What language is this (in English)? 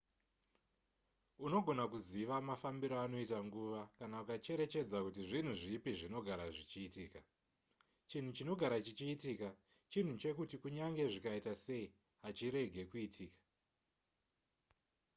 Shona